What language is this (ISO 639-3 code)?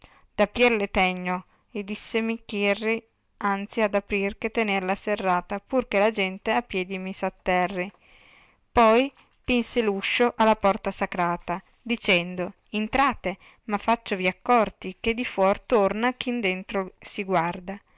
ita